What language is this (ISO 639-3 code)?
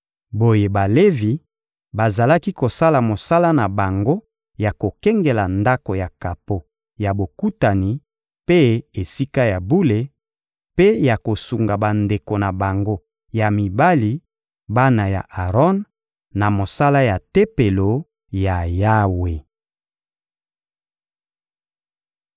lin